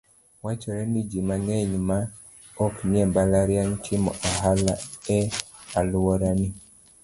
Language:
Luo (Kenya and Tanzania)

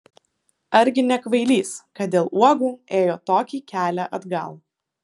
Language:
Lithuanian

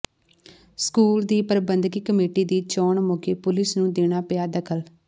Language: Punjabi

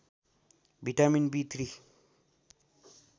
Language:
Nepali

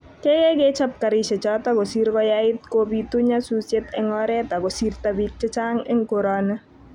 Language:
Kalenjin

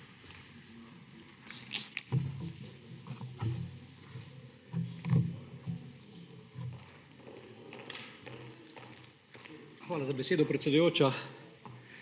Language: Slovenian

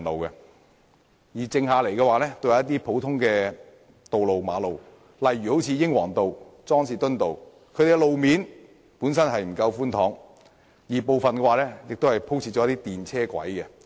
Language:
Cantonese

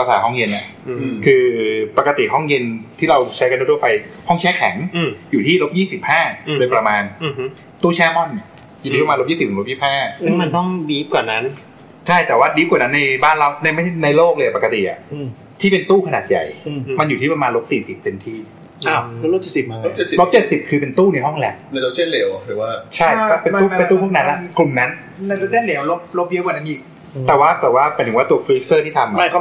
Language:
Thai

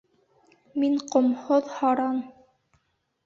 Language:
Bashkir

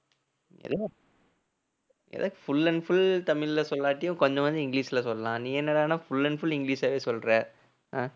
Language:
Tamil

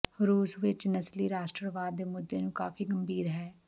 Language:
Punjabi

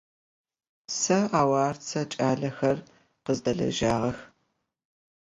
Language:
Adyghe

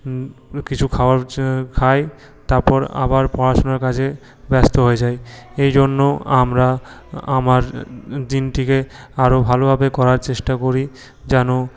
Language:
Bangla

